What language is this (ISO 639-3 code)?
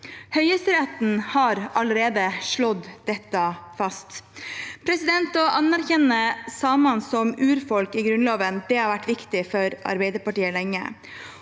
nor